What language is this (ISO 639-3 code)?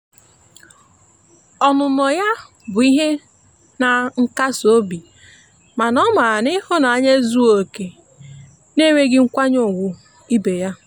ibo